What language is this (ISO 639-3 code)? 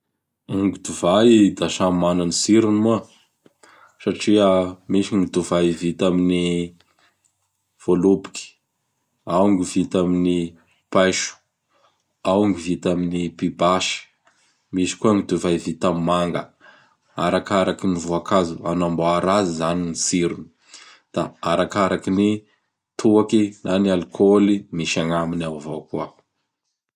bhr